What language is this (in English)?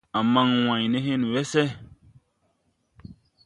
Tupuri